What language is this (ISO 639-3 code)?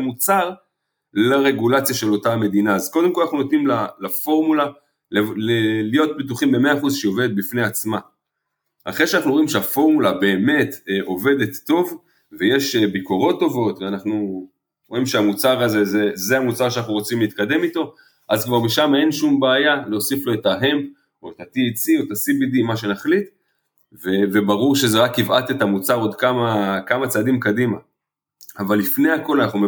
heb